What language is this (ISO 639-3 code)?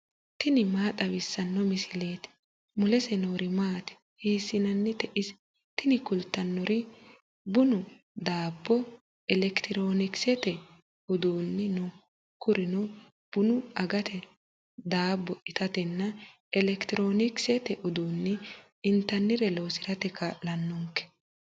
sid